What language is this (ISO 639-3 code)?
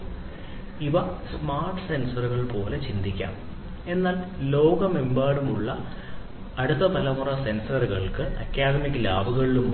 mal